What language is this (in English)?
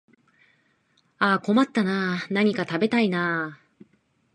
Japanese